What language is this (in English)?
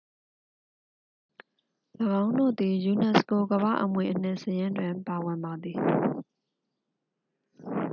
Burmese